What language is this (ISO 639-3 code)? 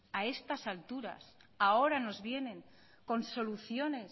spa